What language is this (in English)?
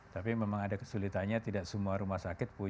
Indonesian